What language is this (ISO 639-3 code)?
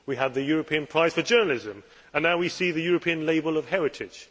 eng